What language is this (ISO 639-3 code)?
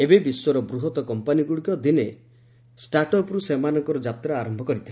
ori